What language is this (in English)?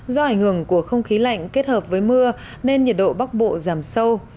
Vietnamese